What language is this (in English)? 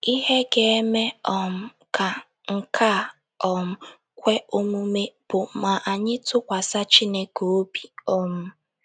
Igbo